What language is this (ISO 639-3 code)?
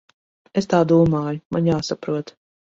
lav